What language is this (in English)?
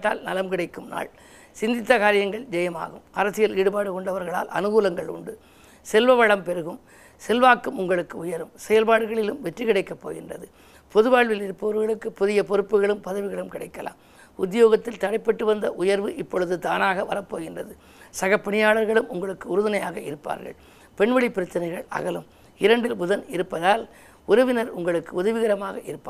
Tamil